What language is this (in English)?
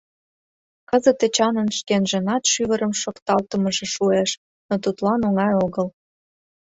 Mari